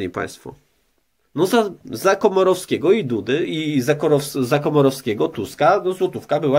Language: Polish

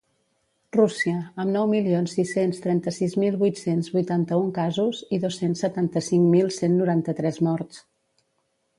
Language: Catalan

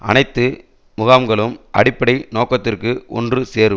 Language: Tamil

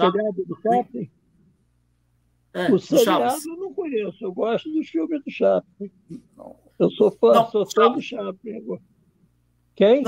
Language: Portuguese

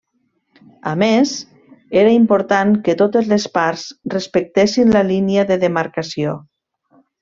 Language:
Catalan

